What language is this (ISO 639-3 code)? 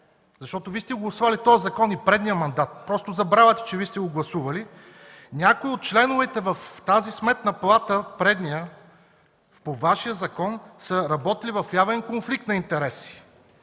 bul